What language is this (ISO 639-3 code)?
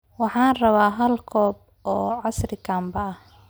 som